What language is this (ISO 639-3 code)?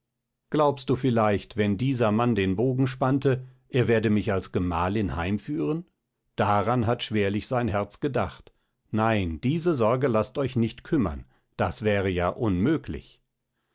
deu